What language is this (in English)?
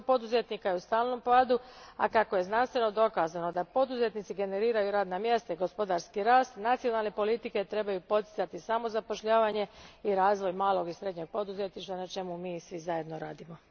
Croatian